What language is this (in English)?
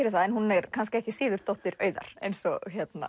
Icelandic